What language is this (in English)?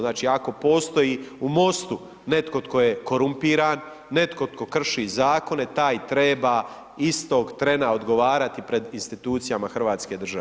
Croatian